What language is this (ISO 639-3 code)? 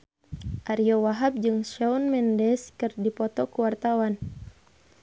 sun